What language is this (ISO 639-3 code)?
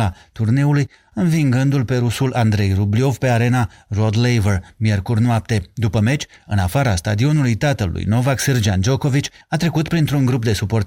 ron